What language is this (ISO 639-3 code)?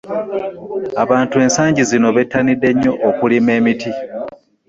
lug